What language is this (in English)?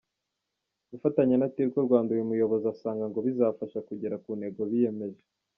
Kinyarwanda